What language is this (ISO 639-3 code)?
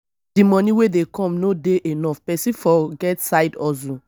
pcm